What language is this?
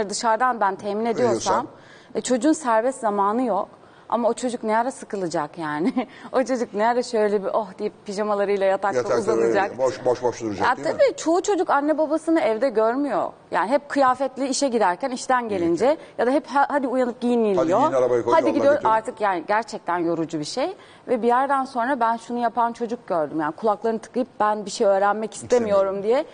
Turkish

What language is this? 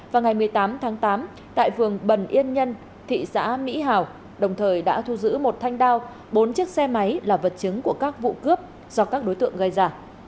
Vietnamese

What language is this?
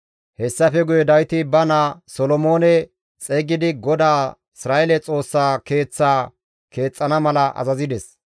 Gamo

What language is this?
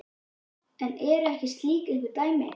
Icelandic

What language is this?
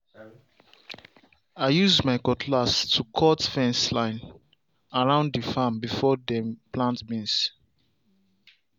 Nigerian Pidgin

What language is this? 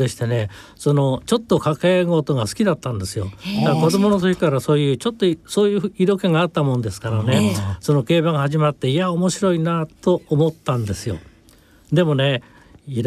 Japanese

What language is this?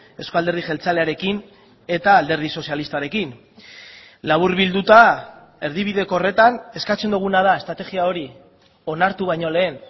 Basque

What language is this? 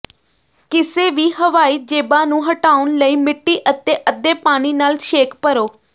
Punjabi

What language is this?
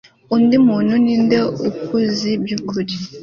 Kinyarwanda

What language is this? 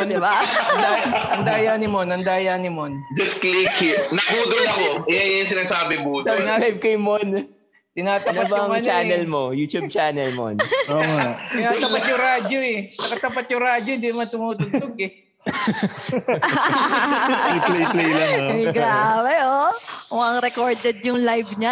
Filipino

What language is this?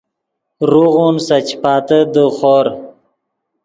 Yidgha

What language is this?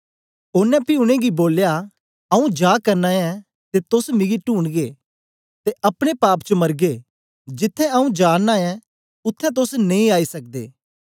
Dogri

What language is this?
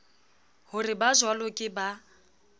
Southern Sotho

